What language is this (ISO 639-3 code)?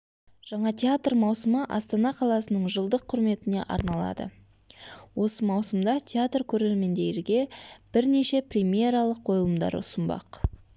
kaz